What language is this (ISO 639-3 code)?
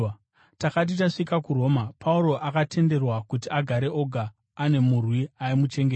sna